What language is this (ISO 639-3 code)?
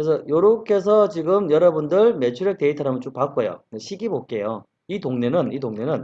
kor